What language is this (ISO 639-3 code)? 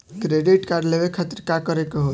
bho